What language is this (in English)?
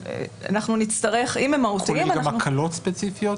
Hebrew